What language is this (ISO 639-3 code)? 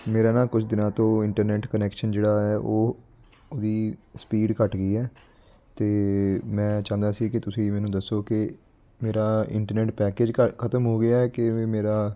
pan